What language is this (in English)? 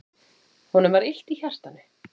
Icelandic